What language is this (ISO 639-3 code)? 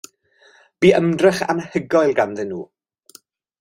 cym